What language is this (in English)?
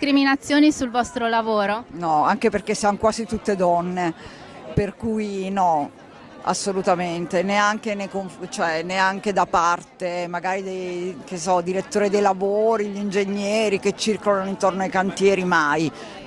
Italian